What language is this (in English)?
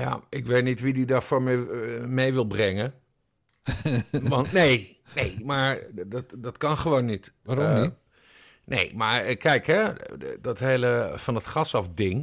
Dutch